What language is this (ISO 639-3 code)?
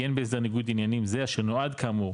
heb